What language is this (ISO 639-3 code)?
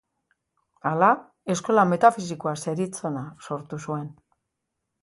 eus